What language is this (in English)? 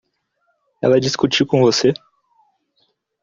Portuguese